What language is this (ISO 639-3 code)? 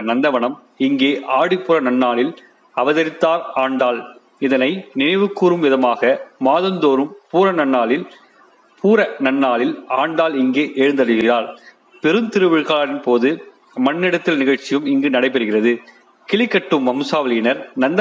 tam